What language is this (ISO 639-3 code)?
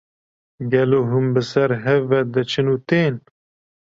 kur